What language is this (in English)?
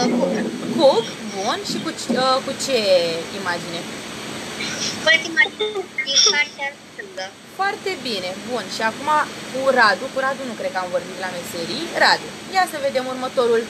Romanian